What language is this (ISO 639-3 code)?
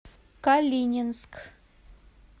rus